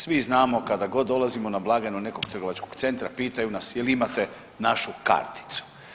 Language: Croatian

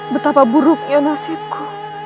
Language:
Indonesian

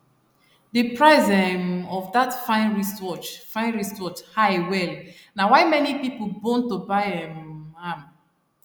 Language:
Nigerian Pidgin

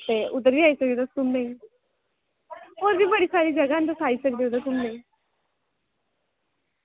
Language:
Dogri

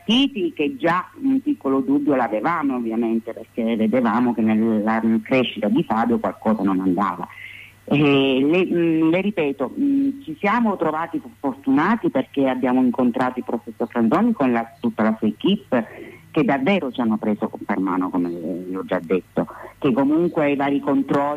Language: Italian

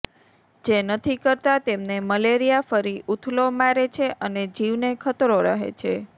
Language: Gujarati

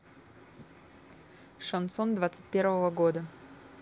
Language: Russian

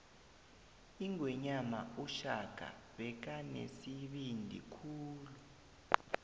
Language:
South Ndebele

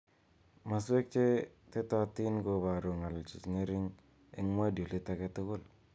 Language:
Kalenjin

